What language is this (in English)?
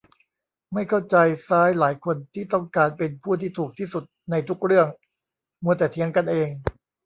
Thai